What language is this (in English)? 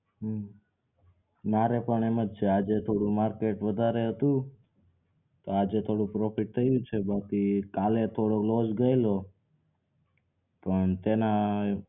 Gujarati